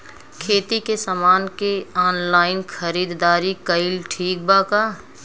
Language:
Bhojpuri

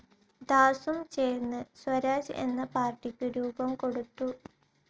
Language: Malayalam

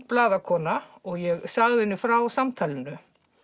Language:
Icelandic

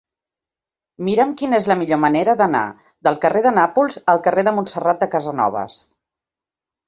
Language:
Catalan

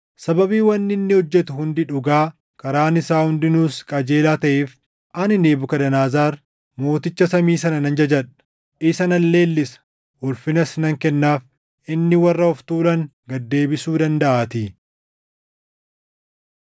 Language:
Oromo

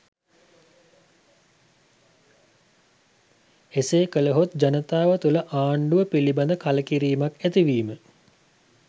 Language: Sinhala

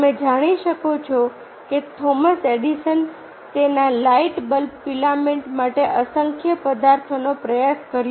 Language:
Gujarati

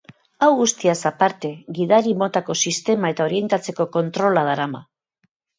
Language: Basque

